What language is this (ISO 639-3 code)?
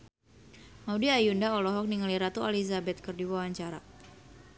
sun